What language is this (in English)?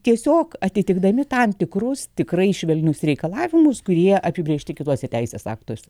Lithuanian